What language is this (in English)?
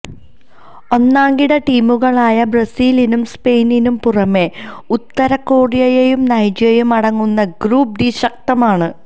Malayalam